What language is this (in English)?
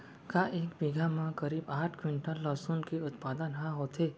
Chhattisgarhi